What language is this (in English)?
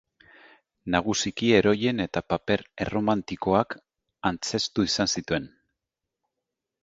Basque